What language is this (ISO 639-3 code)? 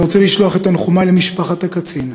heb